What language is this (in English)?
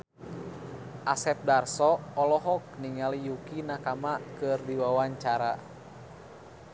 Sundanese